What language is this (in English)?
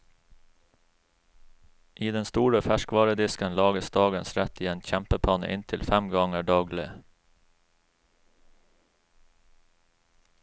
Norwegian